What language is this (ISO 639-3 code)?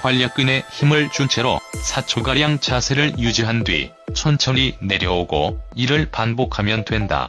kor